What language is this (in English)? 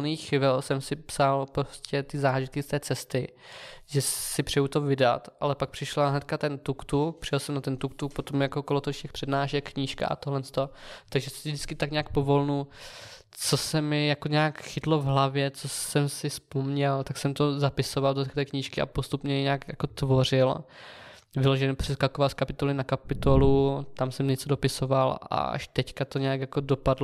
Czech